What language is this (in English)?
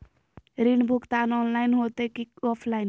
Magahi